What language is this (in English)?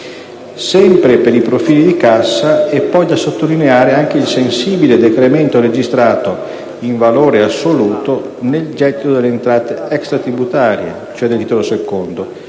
Italian